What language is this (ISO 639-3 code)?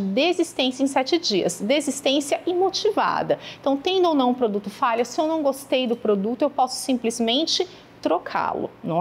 por